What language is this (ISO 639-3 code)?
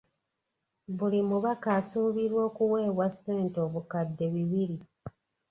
lug